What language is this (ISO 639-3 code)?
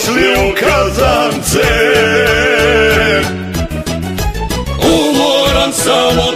ron